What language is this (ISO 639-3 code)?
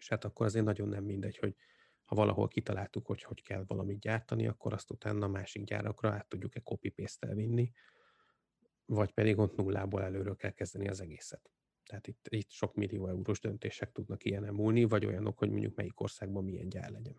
hun